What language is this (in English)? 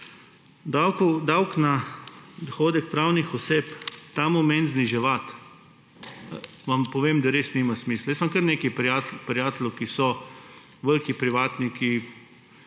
Slovenian